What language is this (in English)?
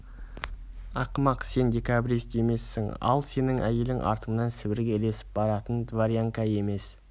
Kazakh